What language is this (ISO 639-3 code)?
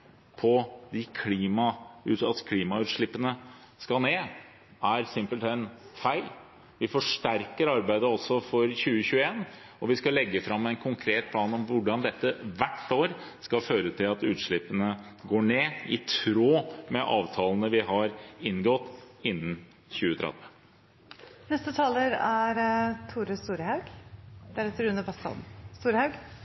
nor